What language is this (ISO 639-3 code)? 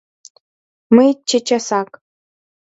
chm